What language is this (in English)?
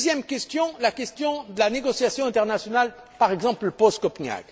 French